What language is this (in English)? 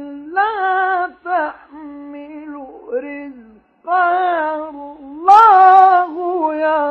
Arabic